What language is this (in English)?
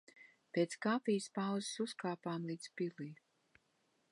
Latvian